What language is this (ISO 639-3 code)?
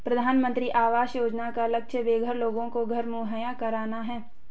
hin